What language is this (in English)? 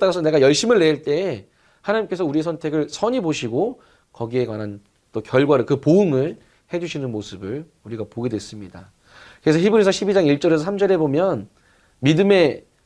Korean